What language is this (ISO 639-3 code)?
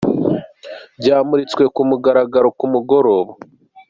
kin